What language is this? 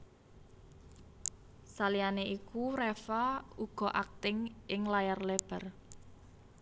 Javanese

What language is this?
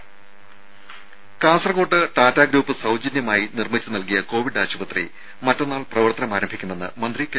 Malayalam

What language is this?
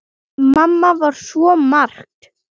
Icelandic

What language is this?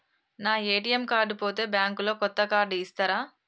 Telugu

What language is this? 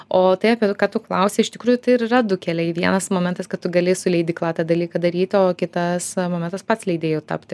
Lithuanian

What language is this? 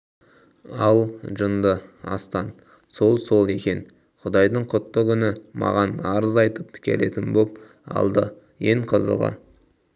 Kazakh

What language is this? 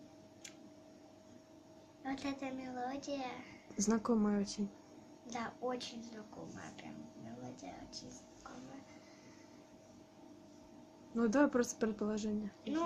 Russian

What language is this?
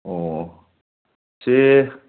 Manipuri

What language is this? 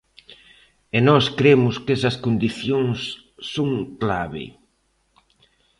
Galician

